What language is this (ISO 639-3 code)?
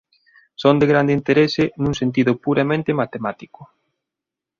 glg